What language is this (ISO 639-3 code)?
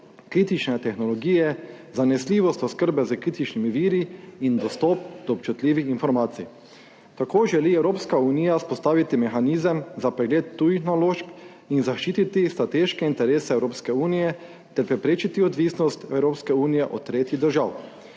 slv